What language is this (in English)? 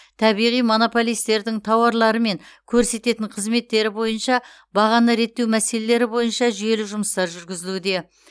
Kazakh